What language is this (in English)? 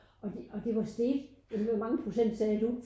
Danish